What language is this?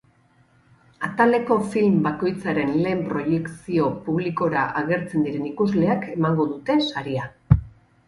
Basque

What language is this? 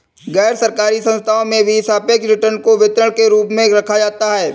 Hindi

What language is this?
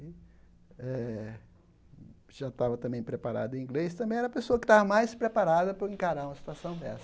Portuguese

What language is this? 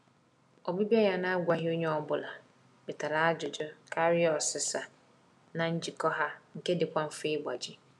Igbo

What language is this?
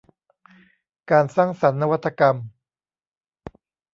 Thai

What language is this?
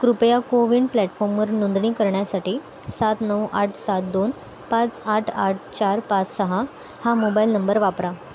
Marathi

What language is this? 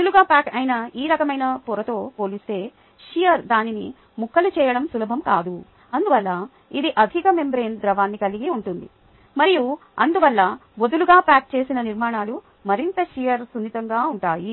Telugu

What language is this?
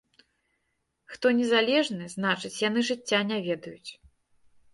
Belarusian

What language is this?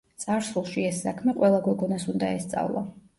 Georgian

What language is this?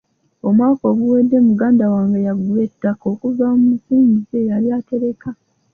Ganda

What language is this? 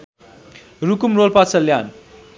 Nepali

